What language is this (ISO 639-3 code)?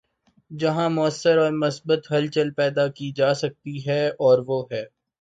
urd